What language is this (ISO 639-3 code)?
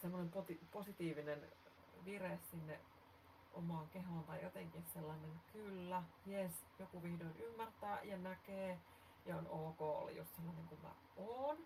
fin